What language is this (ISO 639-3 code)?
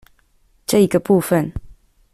zho